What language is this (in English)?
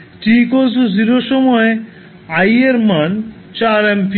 Bangla